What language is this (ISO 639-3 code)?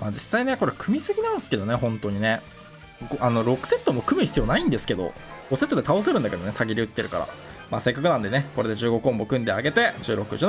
jpn